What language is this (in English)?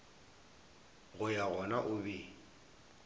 Northern Sotho